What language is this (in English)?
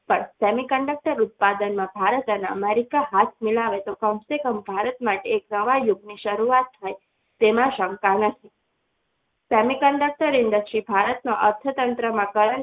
Gujarati